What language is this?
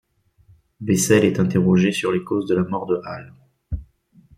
French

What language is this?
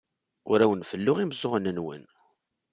Kabyle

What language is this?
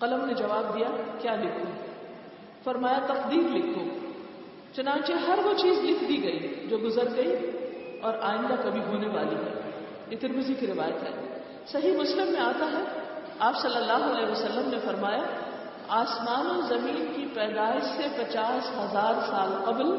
Urdu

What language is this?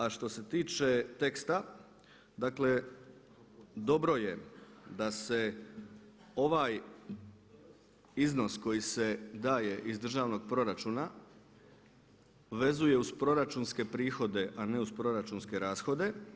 Croatian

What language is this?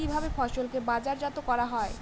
Bangla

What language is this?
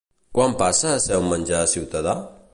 Catalan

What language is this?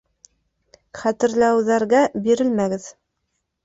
Bashkir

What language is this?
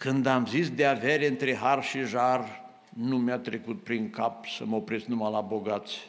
Romanian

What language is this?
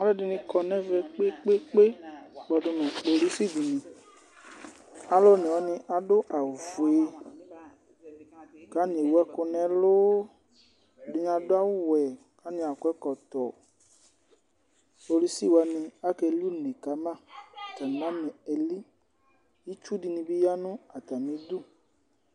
Ikposo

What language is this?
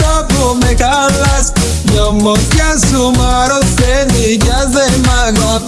Bulgarian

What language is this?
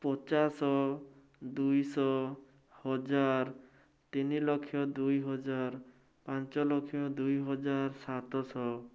Odia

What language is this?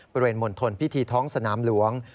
Thai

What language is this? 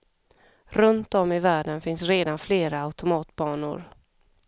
Swedish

